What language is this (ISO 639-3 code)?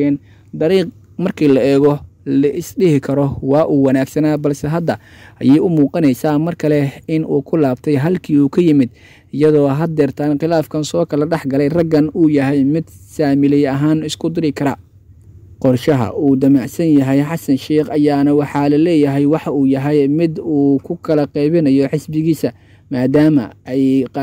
ara